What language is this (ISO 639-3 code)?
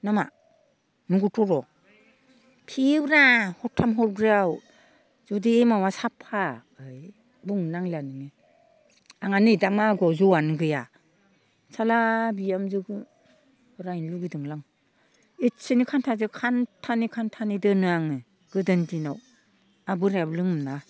brx